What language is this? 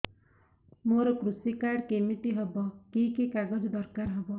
Odia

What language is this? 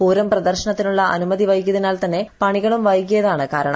Malayalam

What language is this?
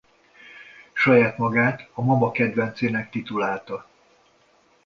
Hungarian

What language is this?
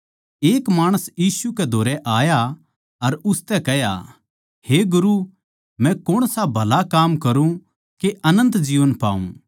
Haryanvi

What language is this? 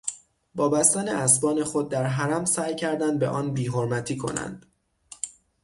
Persian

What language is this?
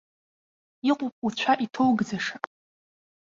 Abkhazian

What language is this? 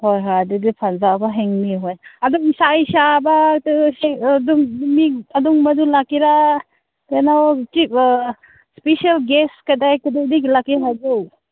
Manipuri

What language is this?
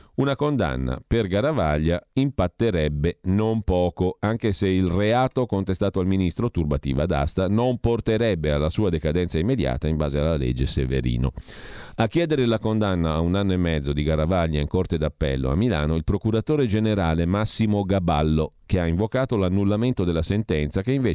Italian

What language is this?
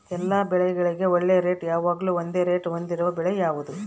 Kannada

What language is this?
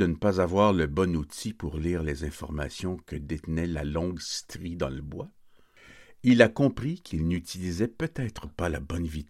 French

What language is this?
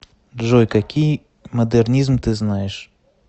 Russian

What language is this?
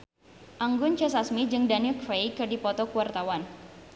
Sundanese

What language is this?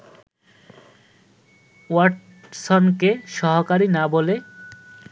Bangla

